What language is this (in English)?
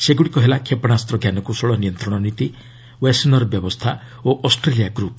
Odia